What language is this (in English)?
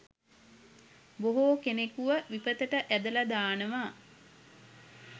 Sinhala